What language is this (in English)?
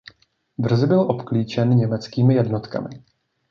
Czech